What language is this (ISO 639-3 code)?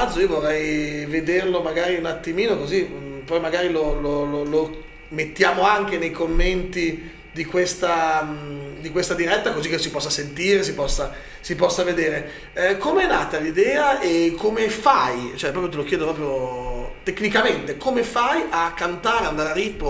ita